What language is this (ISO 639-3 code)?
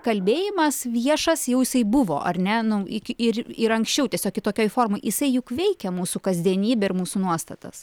lit